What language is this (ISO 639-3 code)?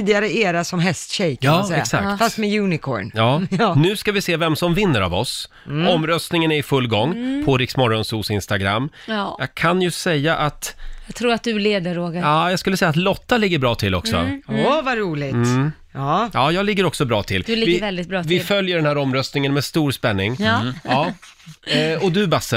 swe